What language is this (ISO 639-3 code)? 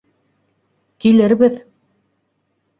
bak